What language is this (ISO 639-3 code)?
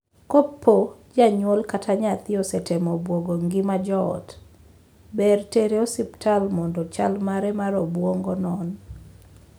luo